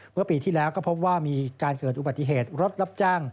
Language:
Thai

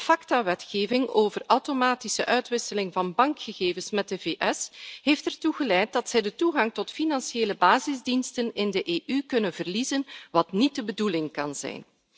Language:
Dutch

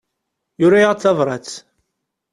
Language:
Kabyle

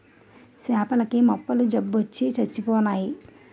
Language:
Telugu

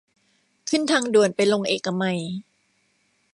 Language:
Thai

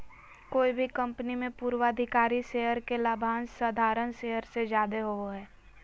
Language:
Magahi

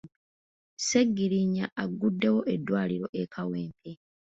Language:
Ganda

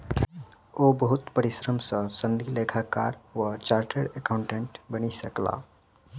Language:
Maithili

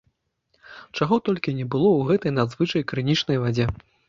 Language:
Belarusian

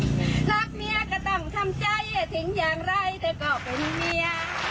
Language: Thai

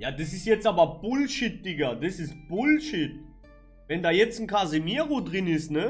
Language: German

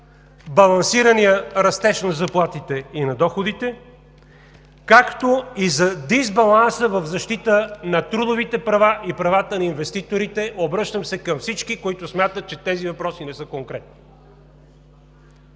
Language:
Bulgarian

